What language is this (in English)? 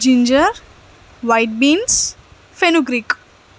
Telugu